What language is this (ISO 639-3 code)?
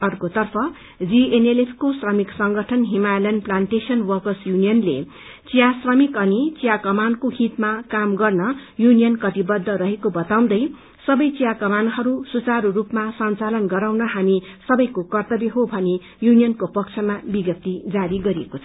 nep